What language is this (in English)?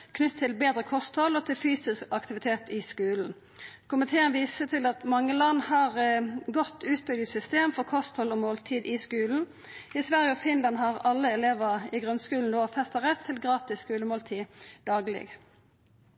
Norwegian Nynorsk